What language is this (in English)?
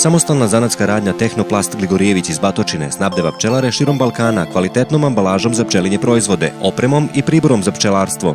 Russian